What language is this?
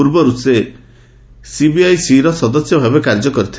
Odia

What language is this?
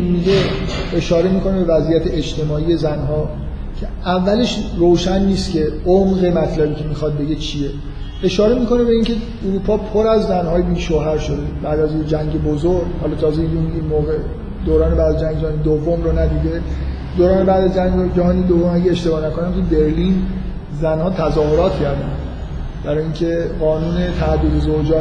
Persian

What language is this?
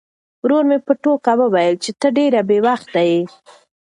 Pashto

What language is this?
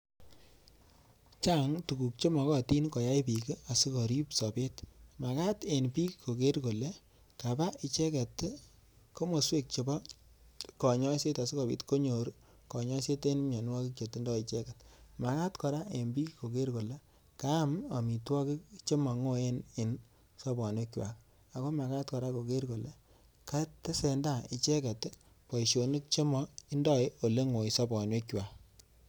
Kalenjin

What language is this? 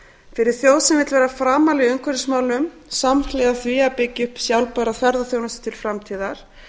Icelandic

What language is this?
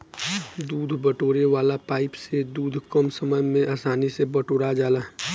Bhojpuri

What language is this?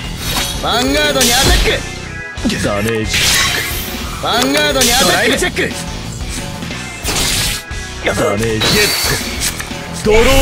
Japanese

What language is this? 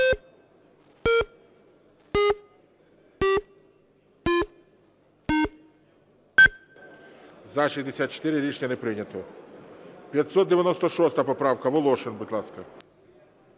Ukrainian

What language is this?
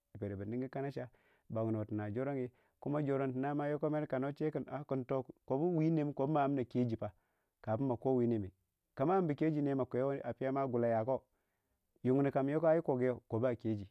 Waja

